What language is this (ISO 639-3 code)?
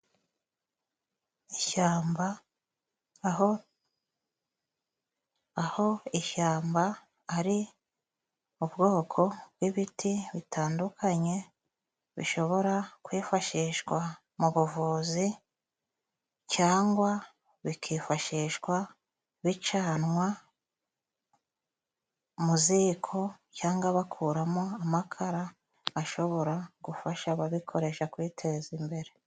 kin